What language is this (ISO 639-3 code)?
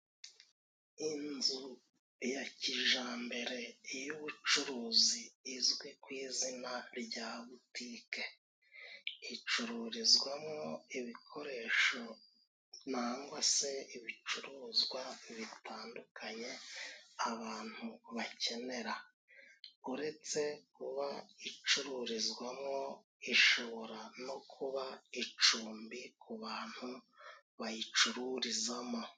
kin